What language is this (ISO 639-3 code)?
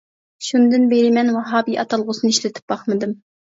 uig